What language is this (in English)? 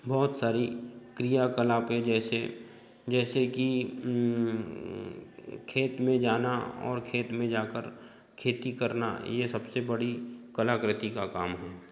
Hindi